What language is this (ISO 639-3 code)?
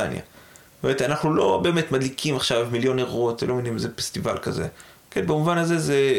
heb